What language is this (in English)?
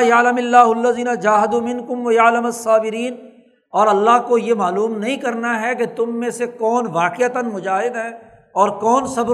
Urdu